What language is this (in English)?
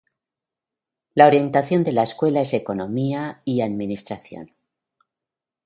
Spanish